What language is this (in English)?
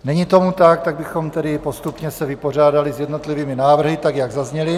Czech